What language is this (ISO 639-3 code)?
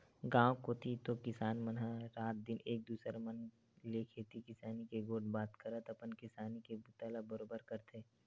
hne